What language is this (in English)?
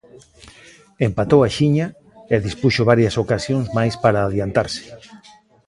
Galician